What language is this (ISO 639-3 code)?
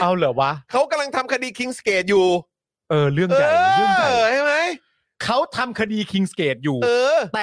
tha